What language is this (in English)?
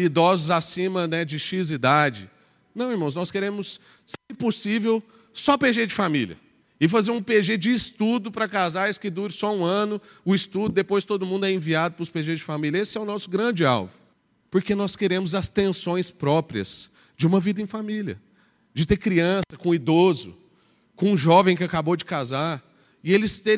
Portuguese